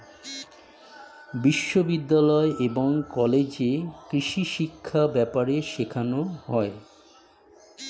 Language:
Bangla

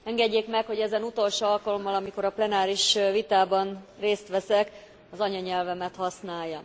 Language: Hungarian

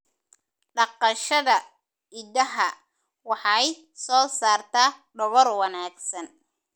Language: Somali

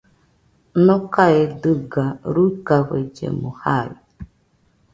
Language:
Nüpode Huitoto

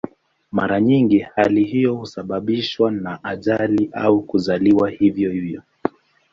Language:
Swahili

